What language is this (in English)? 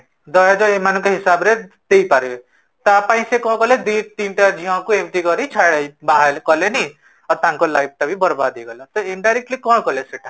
Odia